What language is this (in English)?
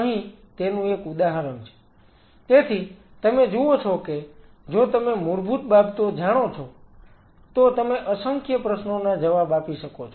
Gujarati